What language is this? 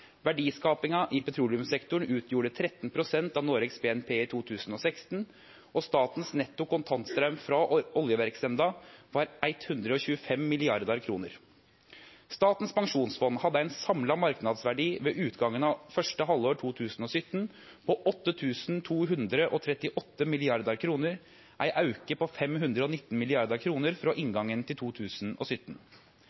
Norwegian Nynorsk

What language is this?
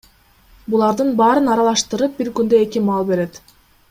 Kyrgyz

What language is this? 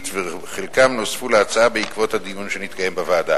Hebrew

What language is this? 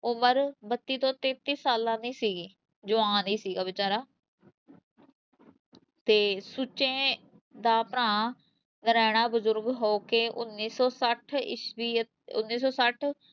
Punjabi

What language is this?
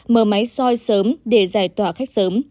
Vietnamese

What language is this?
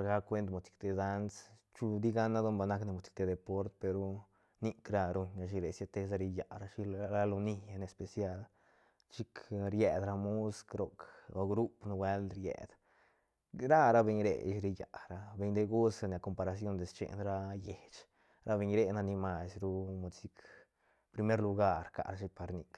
Santa Catarina Albarradas Zapotec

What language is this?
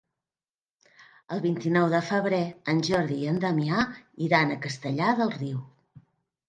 Catalan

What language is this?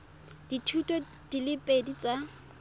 Tswana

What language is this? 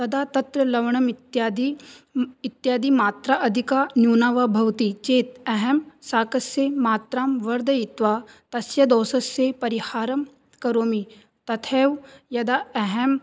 Sanskrit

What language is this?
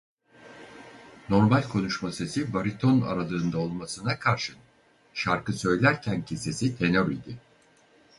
Turkish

